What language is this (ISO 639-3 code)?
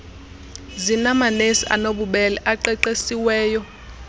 xho